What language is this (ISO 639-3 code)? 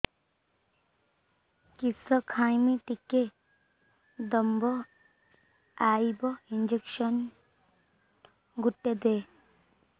ori